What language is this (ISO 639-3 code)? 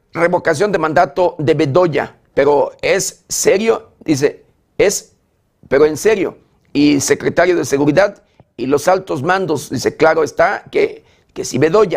spa